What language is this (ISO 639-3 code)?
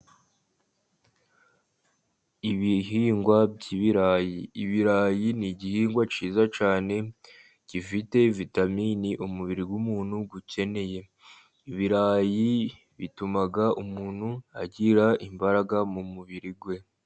kin